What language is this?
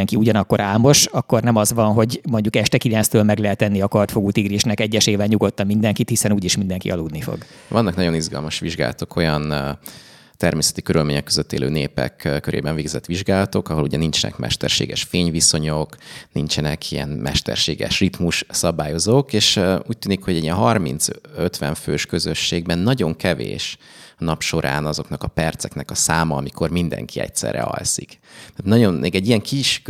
Hungarian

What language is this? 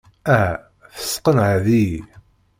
Kabyle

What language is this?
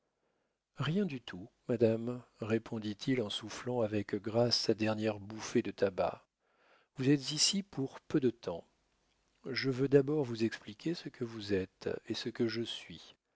French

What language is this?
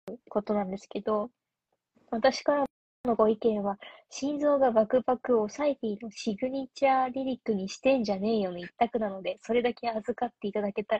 Japanese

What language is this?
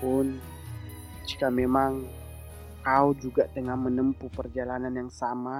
Indonesian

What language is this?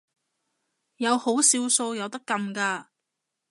Cantonese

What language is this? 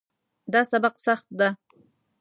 Pashto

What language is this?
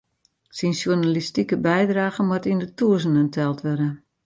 Western Frisian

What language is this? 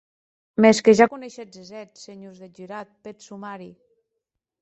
Occitan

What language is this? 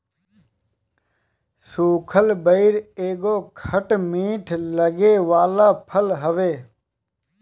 Bhojpuri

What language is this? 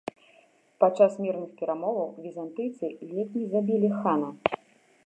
Belarusian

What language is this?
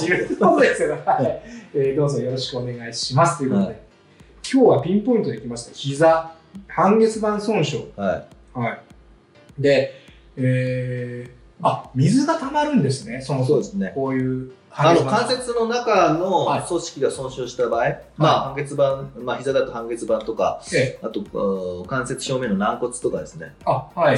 Japanese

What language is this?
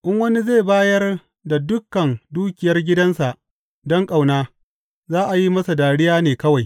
Hausa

